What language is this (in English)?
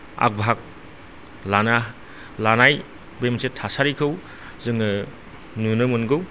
Bodo